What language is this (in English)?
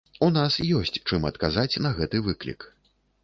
Belarusian